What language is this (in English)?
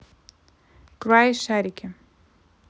Russian